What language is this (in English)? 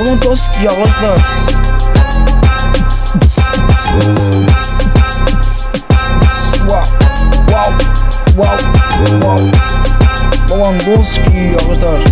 Turkish